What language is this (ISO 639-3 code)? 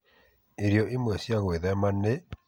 kik